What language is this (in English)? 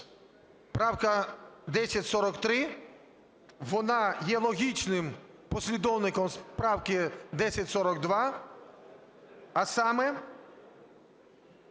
Ukrainian